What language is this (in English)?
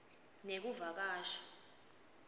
Swati